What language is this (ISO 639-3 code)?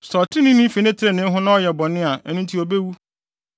aka